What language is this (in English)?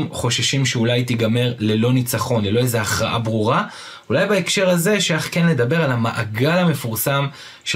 Hebrew